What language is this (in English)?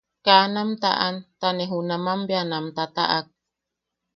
Yaqui